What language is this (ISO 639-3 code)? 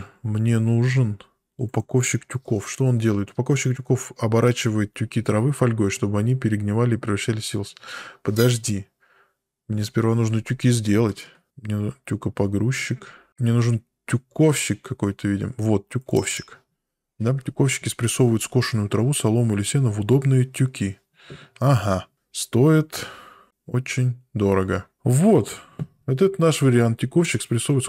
rus